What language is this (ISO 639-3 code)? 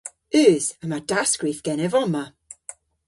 cor